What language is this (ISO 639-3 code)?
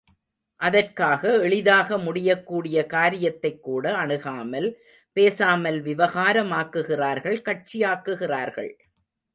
tam